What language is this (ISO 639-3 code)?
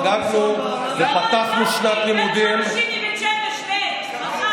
heb